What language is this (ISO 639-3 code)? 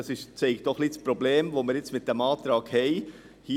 gsw